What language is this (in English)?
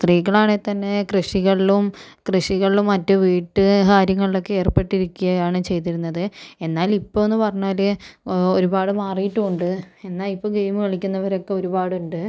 Malayalam